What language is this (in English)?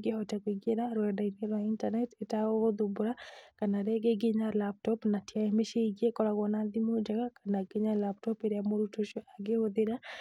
Kikuyu